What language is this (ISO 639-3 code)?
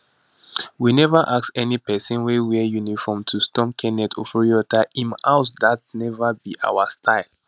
pcm